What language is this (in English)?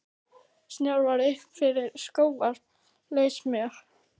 Icelandic